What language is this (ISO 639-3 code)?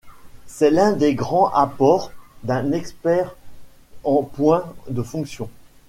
fra